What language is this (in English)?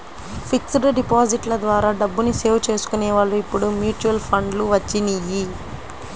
Telugu